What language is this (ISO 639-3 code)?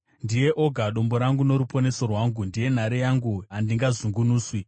sna